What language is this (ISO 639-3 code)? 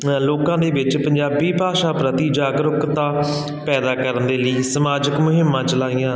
pan